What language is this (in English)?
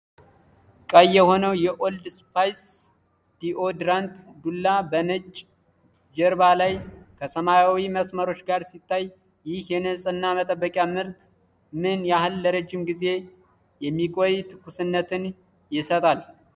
Amharic